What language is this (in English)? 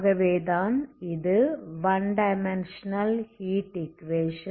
Tamil